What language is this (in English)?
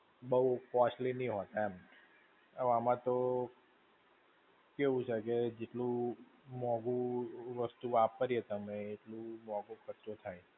Gujarati